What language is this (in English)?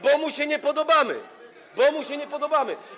Polish